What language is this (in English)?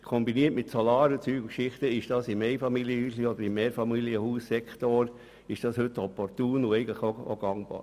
Swiss German